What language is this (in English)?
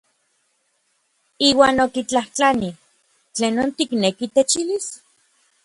Orizaba Nahuatl